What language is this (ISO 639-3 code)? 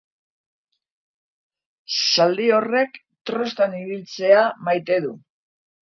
eus